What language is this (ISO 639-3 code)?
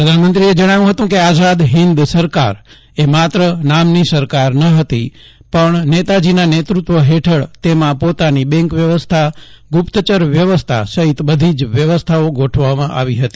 guj